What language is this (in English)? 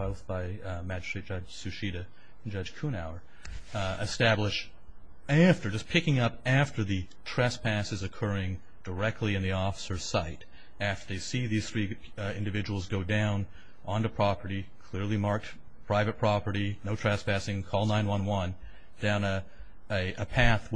English